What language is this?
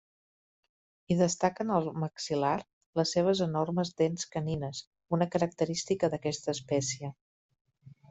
Catalan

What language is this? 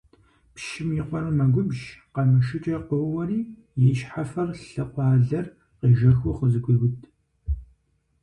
Kabardian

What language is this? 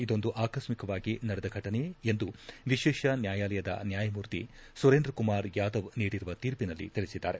Kannada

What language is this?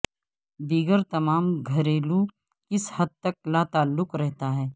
Urdu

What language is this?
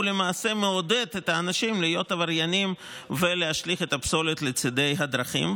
Hebrew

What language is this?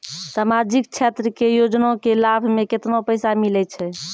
Maithili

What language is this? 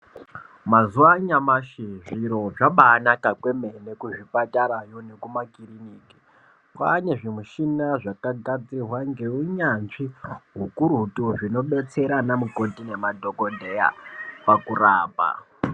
Ndau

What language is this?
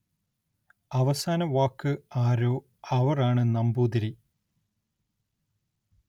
Malayalam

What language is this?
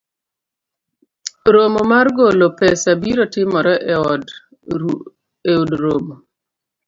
Luo (Kenya and Tanzania)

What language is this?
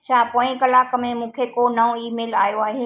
Sindhi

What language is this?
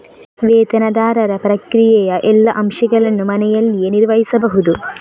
Kannada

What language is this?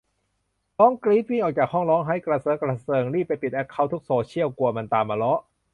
Thai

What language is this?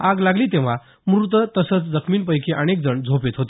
Marathi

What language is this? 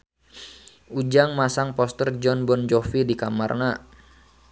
Sundanese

